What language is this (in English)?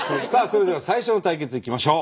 Japanese